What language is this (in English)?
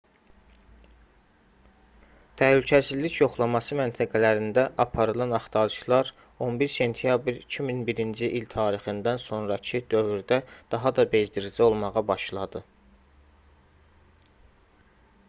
Azerbaijani